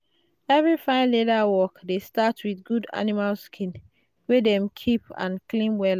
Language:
Nigerian Pidgin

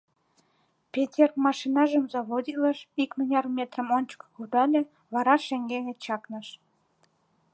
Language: Mari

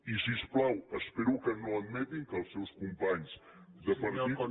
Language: Catalan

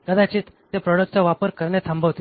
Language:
Marathi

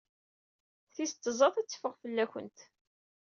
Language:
Kabyle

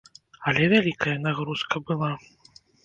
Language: Belarusian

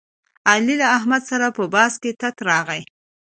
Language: Pashto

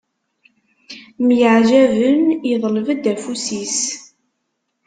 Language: Kabyle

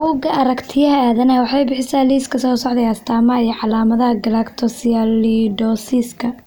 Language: Somali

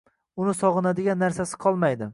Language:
Uzbek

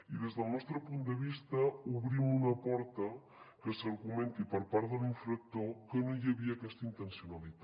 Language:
Catalan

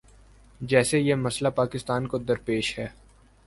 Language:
Urdu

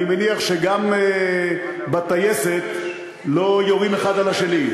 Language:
Hebrew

